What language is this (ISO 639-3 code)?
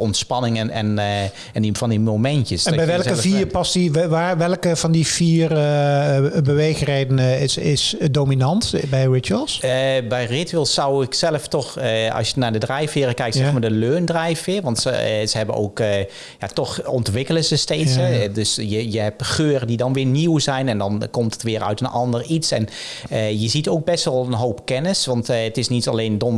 nld